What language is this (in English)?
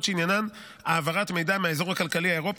Hebrew